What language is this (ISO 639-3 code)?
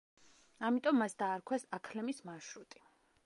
kat